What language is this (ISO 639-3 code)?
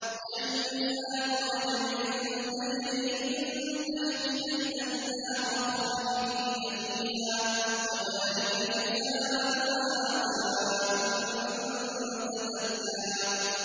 ara